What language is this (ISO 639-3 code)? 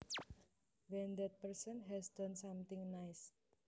jav